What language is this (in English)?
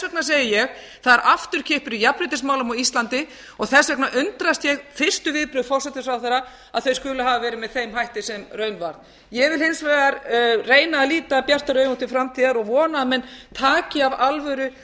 Icelandic